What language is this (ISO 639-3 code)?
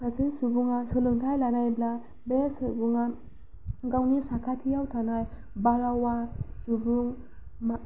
brx